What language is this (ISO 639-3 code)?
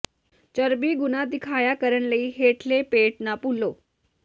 pan